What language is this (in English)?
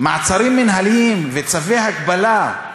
Hebrew